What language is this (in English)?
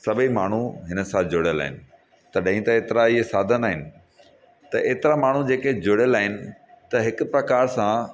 Sindhi